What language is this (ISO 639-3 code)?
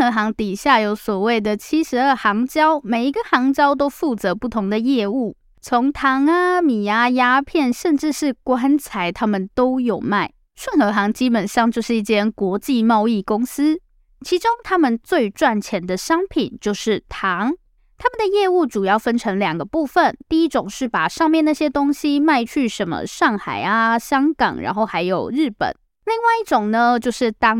zho